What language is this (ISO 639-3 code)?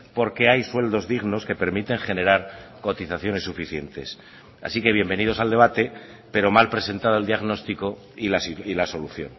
spa